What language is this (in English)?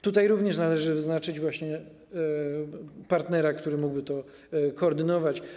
Polish